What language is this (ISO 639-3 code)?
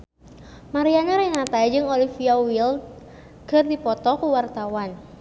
sun